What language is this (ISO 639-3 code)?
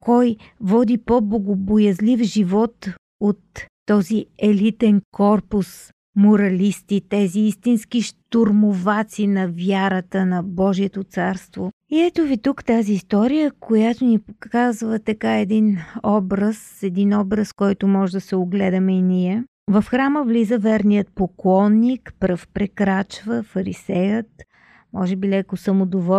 bul